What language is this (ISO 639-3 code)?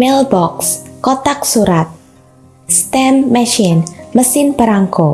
ind